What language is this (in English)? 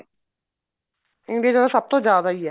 Punjabi